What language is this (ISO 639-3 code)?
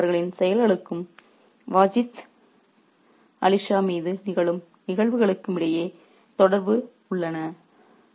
tam